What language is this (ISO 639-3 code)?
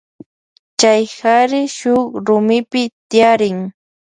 qvj